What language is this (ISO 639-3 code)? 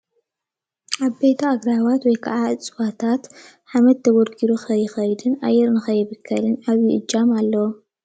tir